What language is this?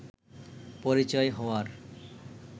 Bangla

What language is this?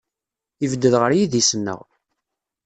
Kabyle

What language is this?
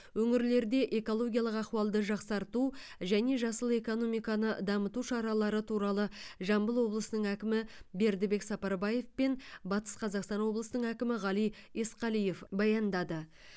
Kazakh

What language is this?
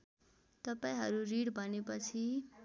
Nepali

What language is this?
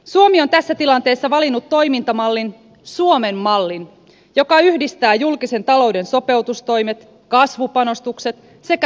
Finnish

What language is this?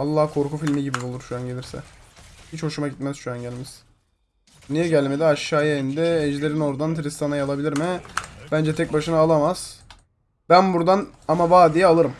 Turkish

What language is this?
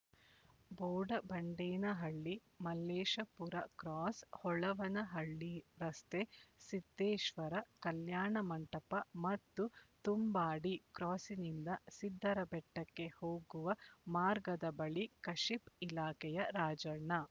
Kannada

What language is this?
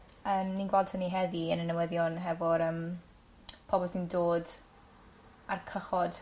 Welsh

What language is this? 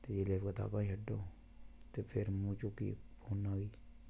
Dogri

